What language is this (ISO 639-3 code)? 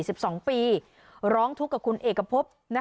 tha